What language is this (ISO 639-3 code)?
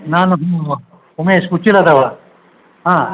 kan